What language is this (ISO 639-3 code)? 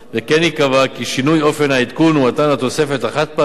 heb